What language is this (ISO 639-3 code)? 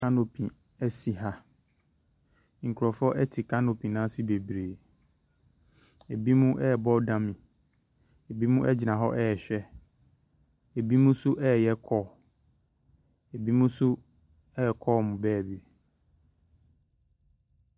aka